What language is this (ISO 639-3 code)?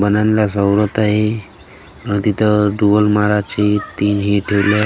mar